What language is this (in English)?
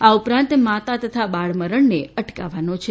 Gujarati